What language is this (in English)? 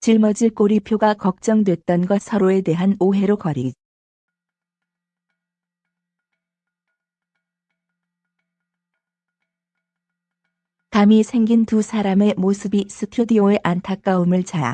Korean